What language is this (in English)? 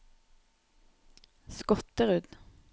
Norwegian